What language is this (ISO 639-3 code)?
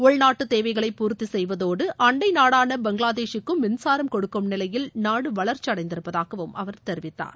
tam